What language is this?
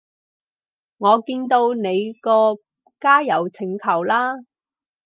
Cantonese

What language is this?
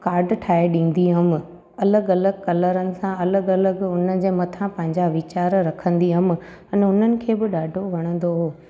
Sindhi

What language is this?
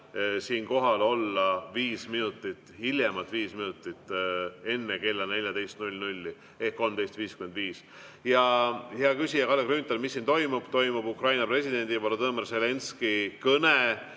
Estonian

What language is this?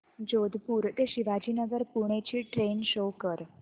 Marathi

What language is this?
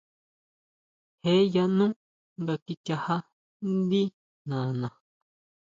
Huautla Mazatec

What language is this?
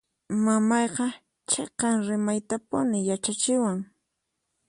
Puno Quechua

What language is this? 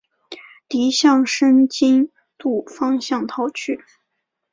Chinese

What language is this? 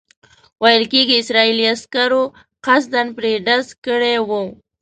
Pashto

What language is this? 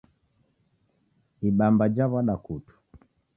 Taita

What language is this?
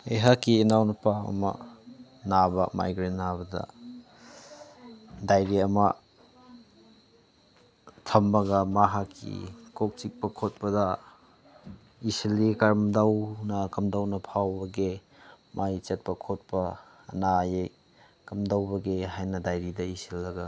Manipuri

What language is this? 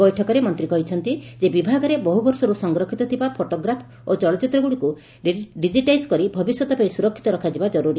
Odia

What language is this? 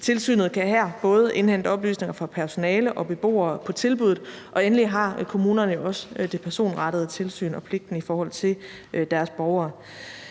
Danish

